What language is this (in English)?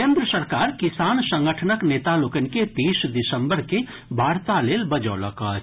Maithili